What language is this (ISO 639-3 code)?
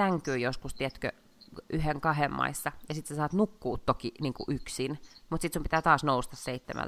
fin